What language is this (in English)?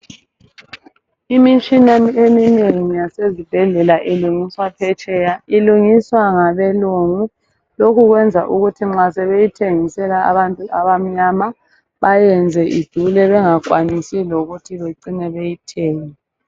North Ndebele